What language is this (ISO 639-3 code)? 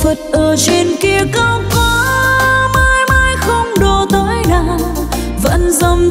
vie